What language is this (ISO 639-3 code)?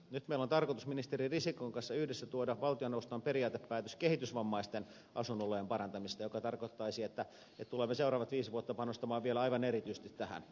fin